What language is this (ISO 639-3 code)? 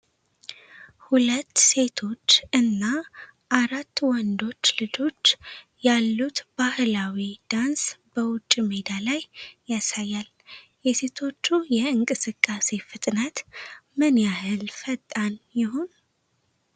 amh